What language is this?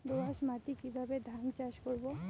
Bangla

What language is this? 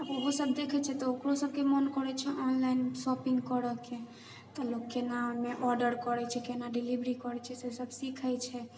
Maithili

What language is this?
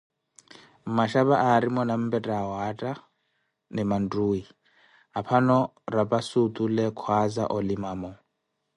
Koti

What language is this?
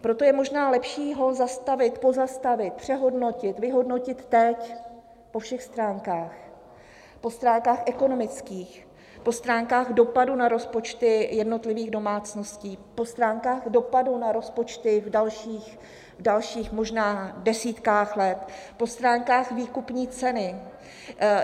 Czech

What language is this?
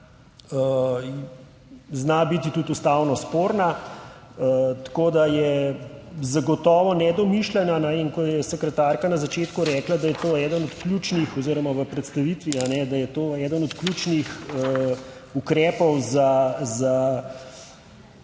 Slovenian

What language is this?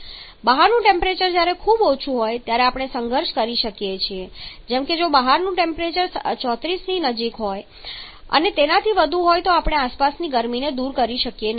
Gujarati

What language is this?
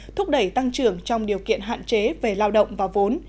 Vietnamese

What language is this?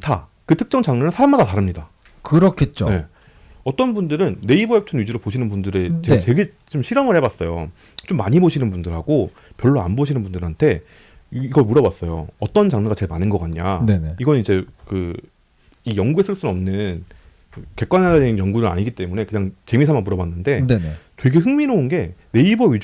Korean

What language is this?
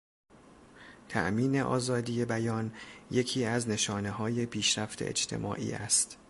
Persian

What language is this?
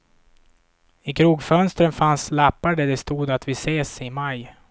Swedish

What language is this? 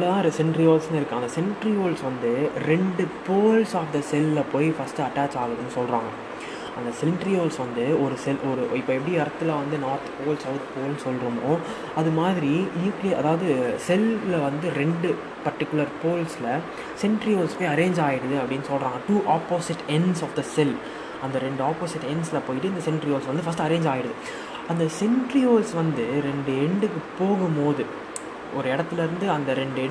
Tamil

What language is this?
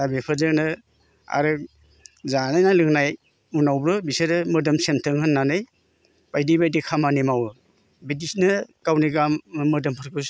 Bodo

